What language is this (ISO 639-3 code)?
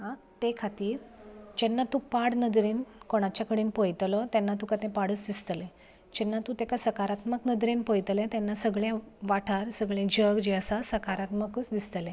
kok